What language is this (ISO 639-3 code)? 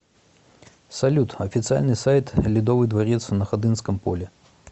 rus